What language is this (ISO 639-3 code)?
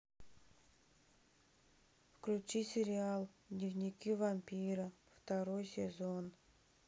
rus